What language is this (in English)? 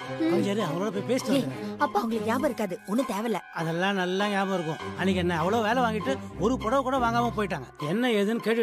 Tamil